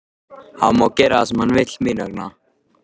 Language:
Icelandic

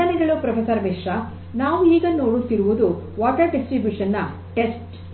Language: Kannada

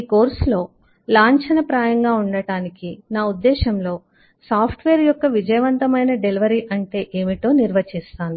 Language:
Telugu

